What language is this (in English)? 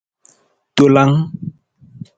Nawdm